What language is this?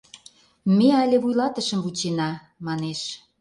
Mari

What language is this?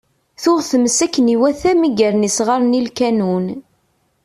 Kabyle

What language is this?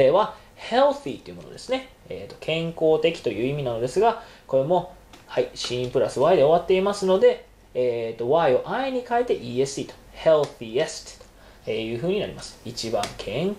Japanese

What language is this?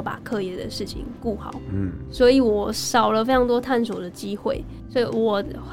Chinese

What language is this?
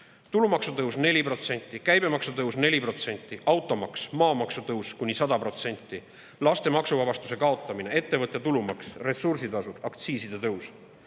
Estonian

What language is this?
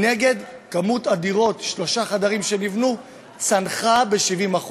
Hebrew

